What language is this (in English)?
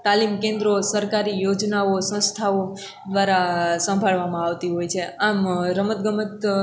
Gujarati